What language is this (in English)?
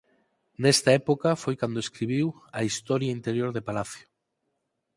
Galician